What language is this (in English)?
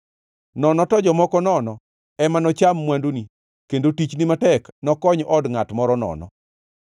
Luo (Kenya and Tanzania)